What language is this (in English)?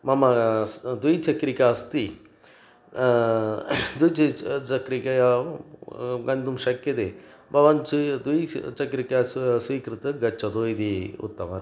Sanskrit